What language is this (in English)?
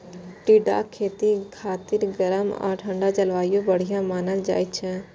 Maithili